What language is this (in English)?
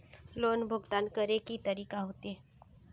Magahi